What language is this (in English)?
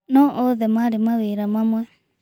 Kikuyu